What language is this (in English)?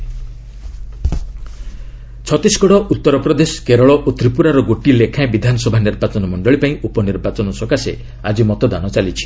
Odia